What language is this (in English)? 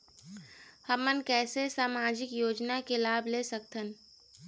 Chhattisgarhi